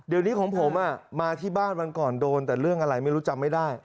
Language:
Thai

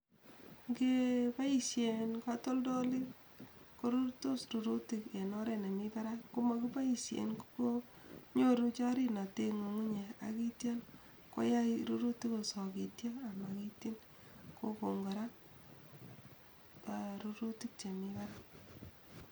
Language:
Kalenjin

